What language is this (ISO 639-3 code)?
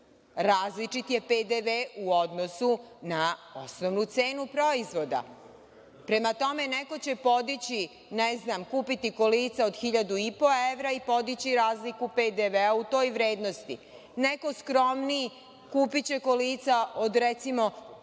srp